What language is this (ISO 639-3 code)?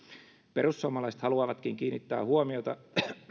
fin